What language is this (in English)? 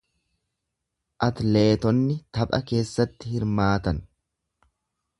Oromo